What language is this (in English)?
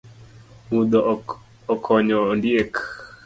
Luo (Kenya and Tanzania)